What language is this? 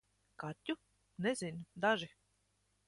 Latvian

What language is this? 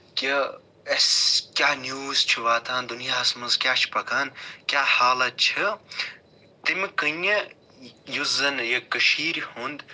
Kashmiri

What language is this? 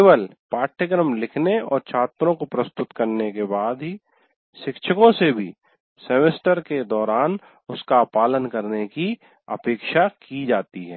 Hindi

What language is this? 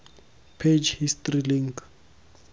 Tswana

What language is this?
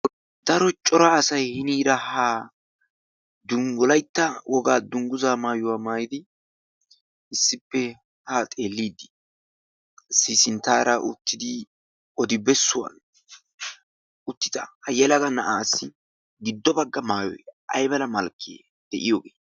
Wolaytta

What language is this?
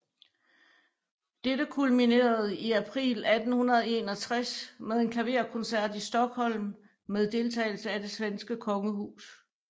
Danish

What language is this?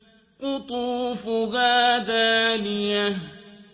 Arabic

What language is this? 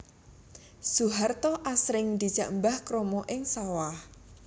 Javanese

